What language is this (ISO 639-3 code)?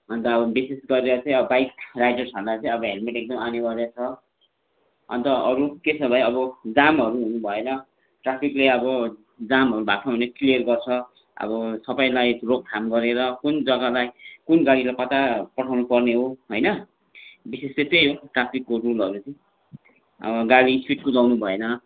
nep